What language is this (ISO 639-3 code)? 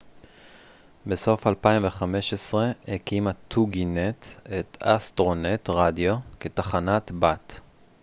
heb